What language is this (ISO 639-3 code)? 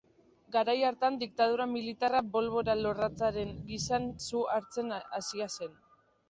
eus